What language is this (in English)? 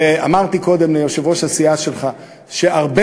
Hebrew